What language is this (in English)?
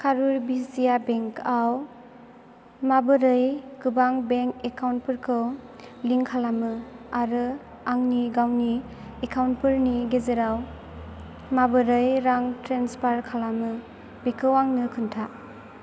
Bodo